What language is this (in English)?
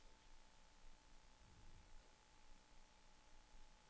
Danish